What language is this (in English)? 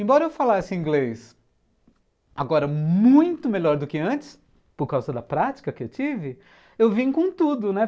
Portuguese